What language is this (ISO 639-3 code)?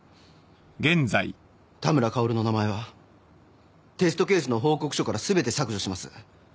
jpn